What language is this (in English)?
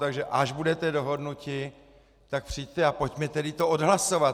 Czech